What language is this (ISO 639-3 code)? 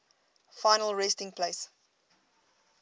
eng